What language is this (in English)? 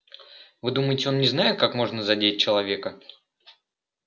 Russian